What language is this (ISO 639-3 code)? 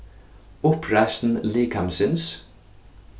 fao